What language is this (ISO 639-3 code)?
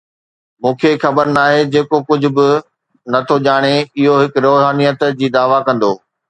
snd